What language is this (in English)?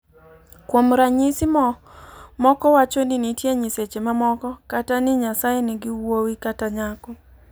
Luo (Kenya and Tanzania)